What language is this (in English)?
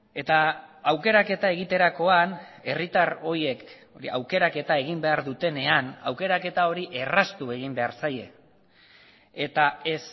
Basque